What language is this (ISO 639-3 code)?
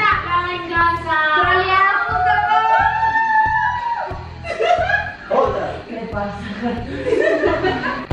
spa